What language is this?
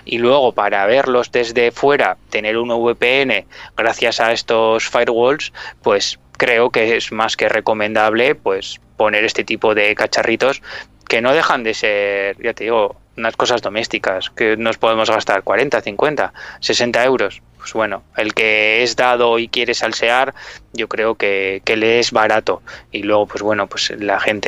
Spanish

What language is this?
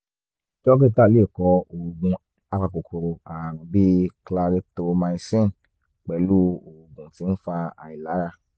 Yoruba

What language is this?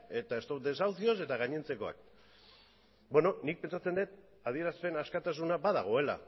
Basque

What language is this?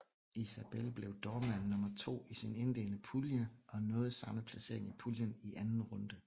Danish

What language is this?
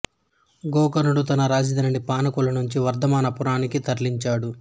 Telugu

